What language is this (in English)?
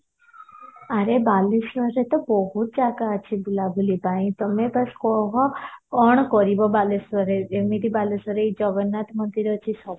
Odia